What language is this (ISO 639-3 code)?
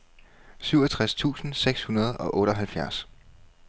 dan